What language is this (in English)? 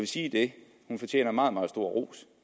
Danish